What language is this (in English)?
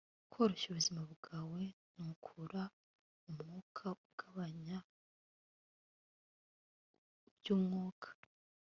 Kinyarwanda